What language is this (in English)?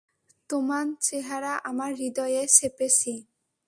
Bangla